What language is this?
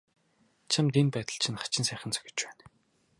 Mongolian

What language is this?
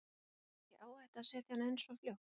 Icelandic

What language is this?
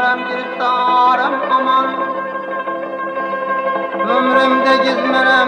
Uzbek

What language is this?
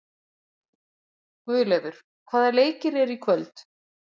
Icelandic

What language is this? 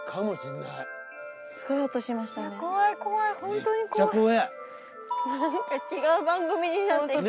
Japanese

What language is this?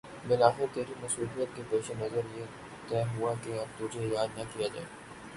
Urdu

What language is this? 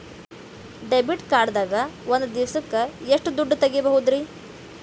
Kannada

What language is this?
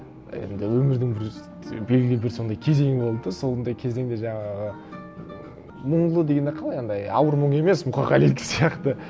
Kazakh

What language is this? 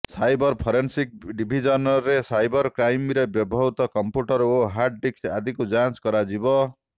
Odia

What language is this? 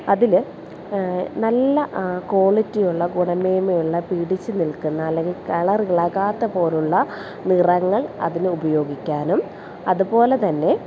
Malayalam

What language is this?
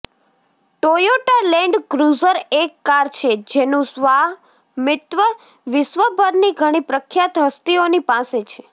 Gujarati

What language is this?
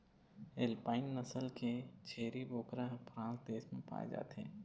Chhattisgarhi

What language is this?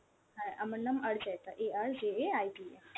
Bangla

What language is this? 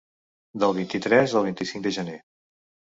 Catalan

